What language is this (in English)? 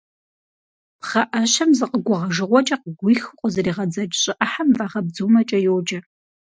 Kabardian